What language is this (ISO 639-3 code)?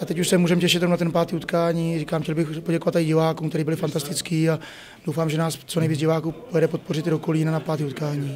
ces